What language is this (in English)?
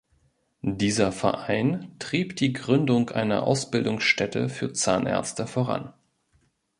German